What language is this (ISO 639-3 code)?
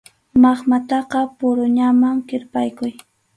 qxu